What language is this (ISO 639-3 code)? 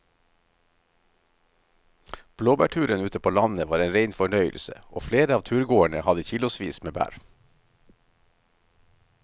nor